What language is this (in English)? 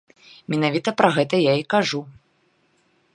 Belarusian